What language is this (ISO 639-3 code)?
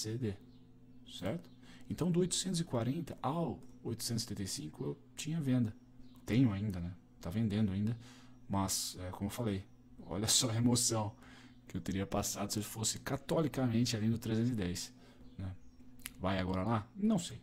por